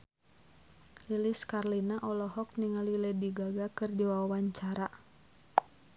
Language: Sundanese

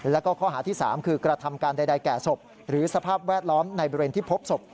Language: Thai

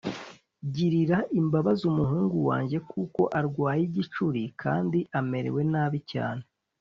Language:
Kinyarwanda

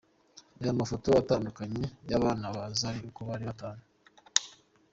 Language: Kinyarwanda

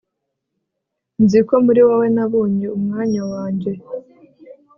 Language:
Kinyarwanda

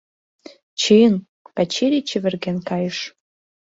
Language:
Mari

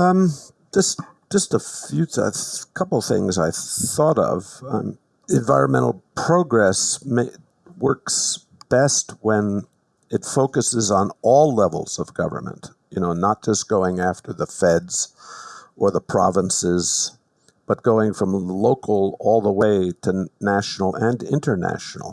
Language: English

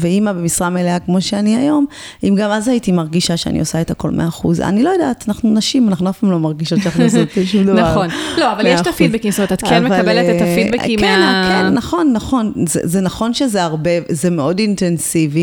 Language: Hebrew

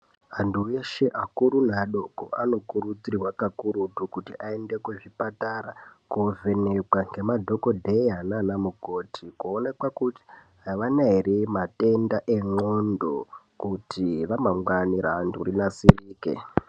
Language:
Ndau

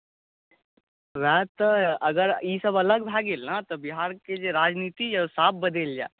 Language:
Maithili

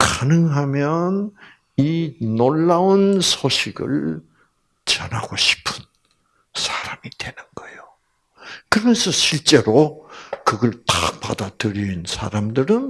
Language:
Korean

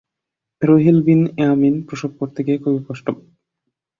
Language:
Bangla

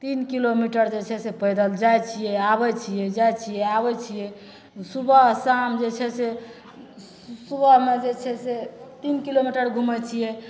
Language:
Maithili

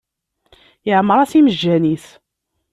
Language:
Kabyle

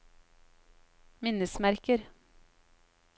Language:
Norwegian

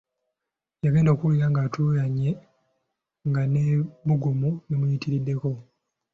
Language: Ganda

